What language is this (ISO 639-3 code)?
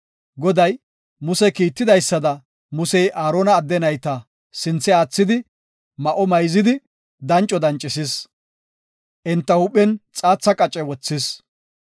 gof